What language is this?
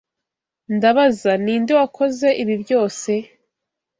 Kinyarwanda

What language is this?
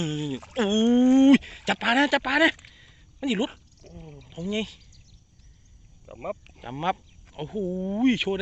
Thai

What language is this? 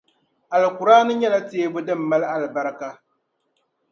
Dagbani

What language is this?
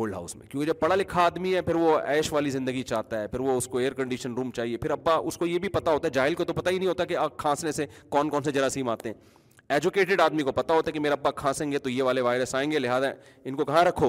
Urdu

